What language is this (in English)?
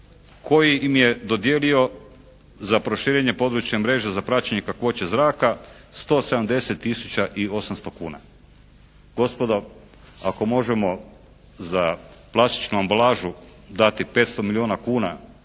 Croatian